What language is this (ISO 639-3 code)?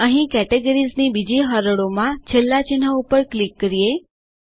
guj